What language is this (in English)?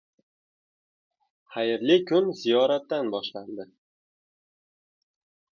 Uzbek